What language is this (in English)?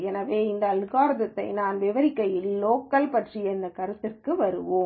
Tamil